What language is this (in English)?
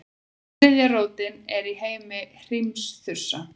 Icelandic